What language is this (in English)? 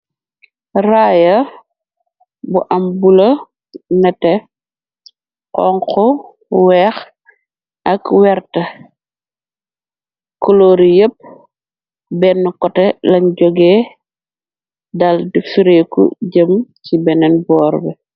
Wolof